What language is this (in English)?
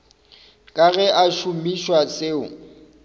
Northern Sotho